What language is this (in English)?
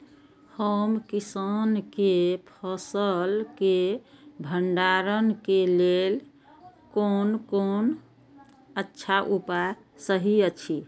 Maithili